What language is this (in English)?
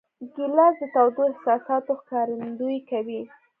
Pashto